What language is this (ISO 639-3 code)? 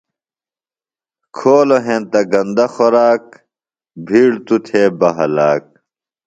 phl